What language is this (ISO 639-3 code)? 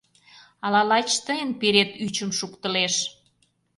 chm